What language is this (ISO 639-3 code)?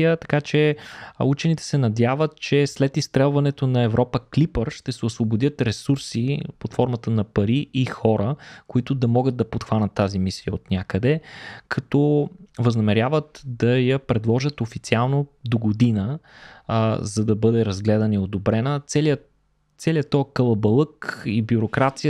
bul